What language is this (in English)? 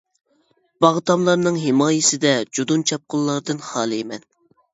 Uyghur